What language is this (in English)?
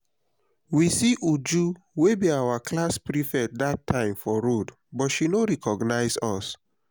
Nigerian Pidgin